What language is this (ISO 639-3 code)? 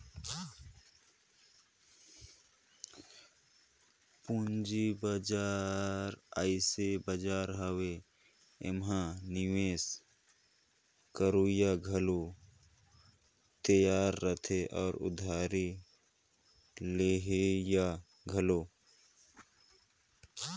hne